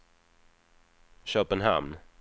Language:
Swedish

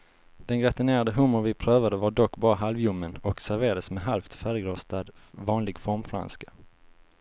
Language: Swedish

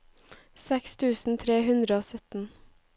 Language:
Norwegian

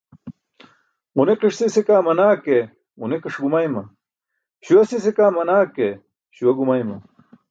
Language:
Burushaski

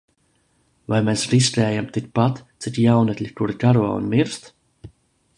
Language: Latvian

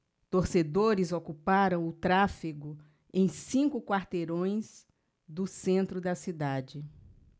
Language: Portuguese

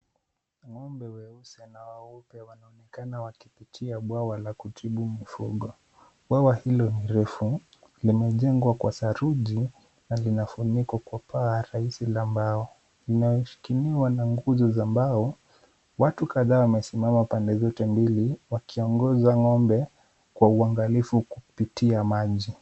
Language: Swahili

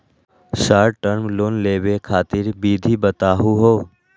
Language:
Magahi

